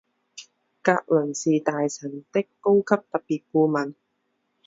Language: Chinese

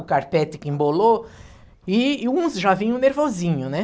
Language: Portuguese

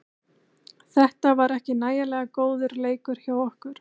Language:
Icelandic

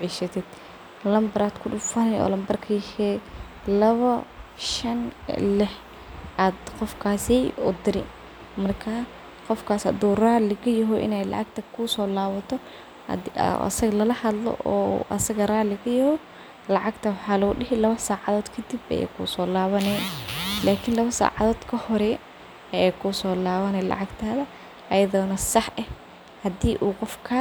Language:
Somali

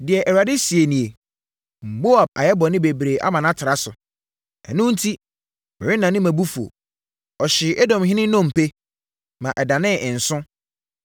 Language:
Akan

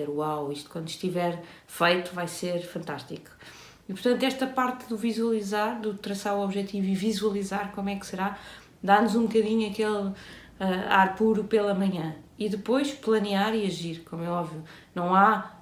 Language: Portuguese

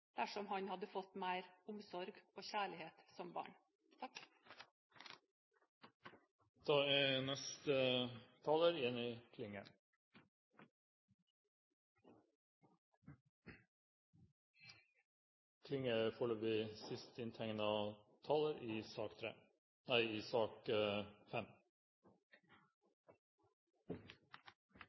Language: Norwegian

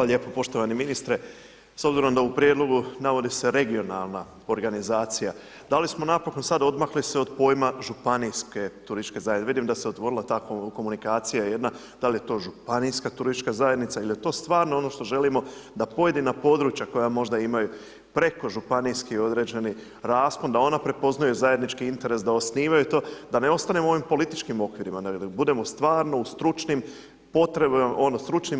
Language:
Croatian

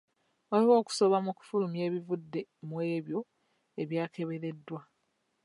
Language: Ganda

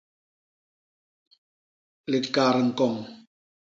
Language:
Basaa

